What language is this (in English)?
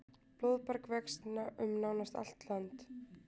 Icelandic